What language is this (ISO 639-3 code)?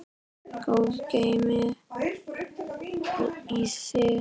isl